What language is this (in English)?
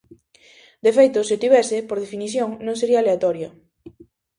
Galician